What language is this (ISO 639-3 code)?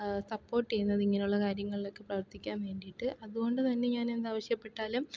mal